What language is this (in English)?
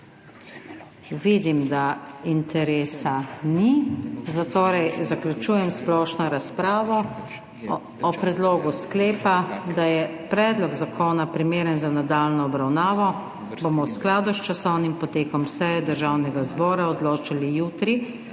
Slovenian